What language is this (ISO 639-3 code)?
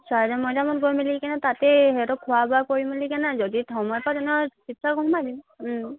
asm